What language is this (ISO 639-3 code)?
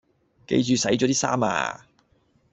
yue